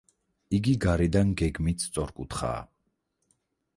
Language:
Georgian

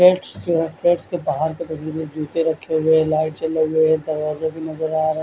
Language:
Hindi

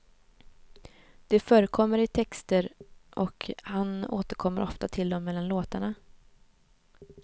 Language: Swedish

